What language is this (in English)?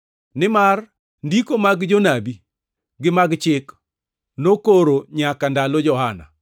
Luo (Kenya and Tanzania)